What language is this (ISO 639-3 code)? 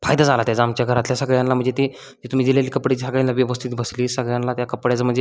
mar